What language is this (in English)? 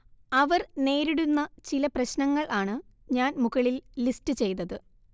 Malayalam